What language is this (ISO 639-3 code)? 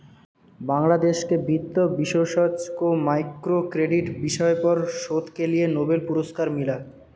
hin